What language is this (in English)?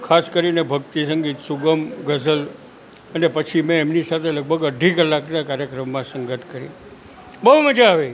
Gujarati